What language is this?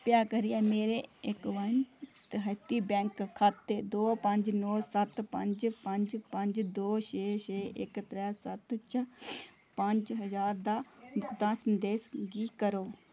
Dogri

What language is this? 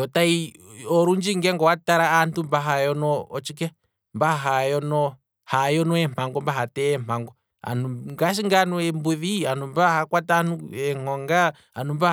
Kwambi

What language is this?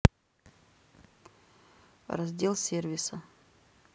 Russian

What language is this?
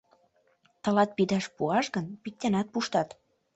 Mari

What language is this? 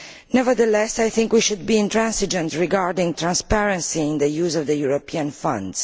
English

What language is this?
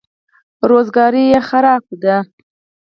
Pashto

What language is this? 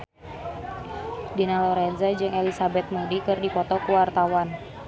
Sundanese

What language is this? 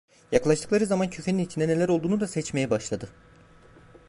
Turkish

